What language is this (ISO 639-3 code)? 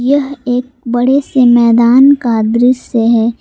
hin